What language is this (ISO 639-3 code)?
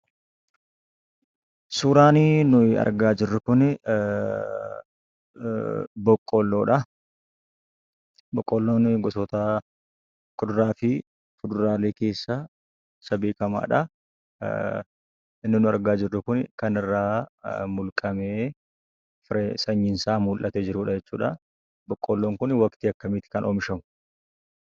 orm